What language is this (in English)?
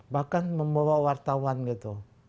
Indonesian